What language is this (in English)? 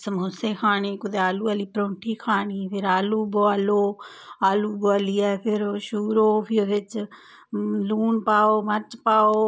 Dogri